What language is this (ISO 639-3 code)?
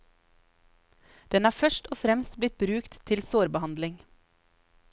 nor